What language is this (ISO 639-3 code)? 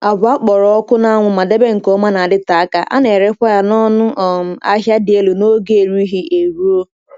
ibo